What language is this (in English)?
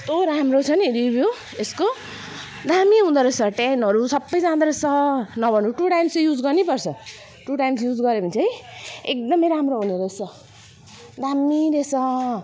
Nepali